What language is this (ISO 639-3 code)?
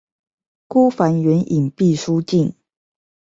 zho